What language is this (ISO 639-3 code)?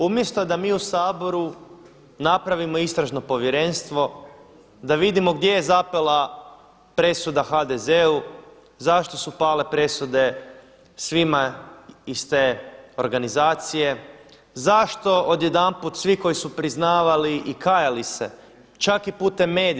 hrv